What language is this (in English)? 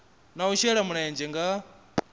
Venda